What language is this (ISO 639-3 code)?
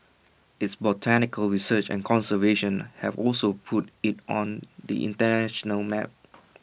eng